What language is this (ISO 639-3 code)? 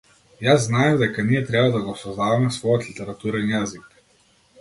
mkd